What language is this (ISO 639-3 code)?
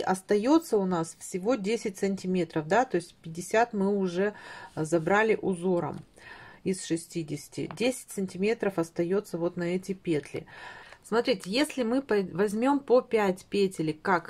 rus